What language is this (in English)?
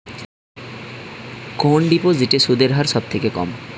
Bangla